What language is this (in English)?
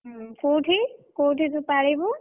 Odia